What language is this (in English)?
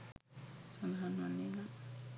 Sinhala